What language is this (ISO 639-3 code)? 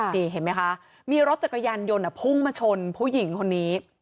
tha